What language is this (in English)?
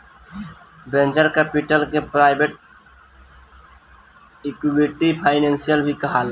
Bhojpuri